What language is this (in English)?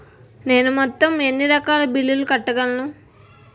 Telugu